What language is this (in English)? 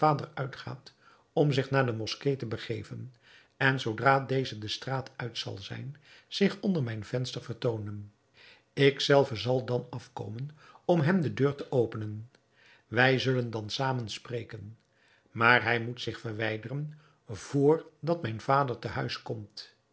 Dutch